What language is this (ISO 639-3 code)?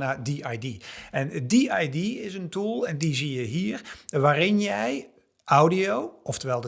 nld